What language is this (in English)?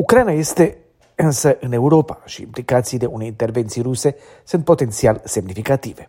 Romanian